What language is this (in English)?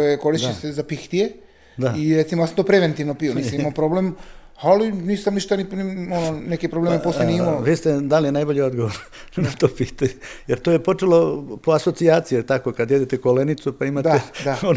Croatian